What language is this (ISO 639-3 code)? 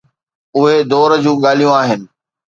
snd